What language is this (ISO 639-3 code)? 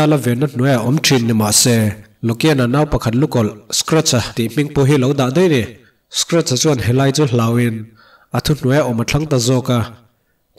tha